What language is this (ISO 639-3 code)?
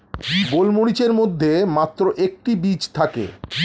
ben